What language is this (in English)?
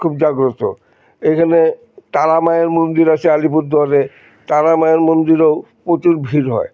Bangla